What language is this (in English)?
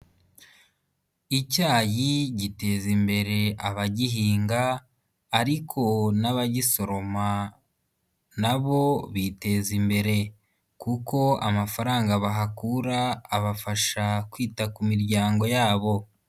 Kinyarwanda